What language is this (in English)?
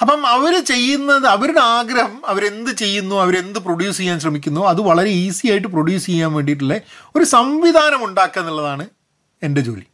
Malayalam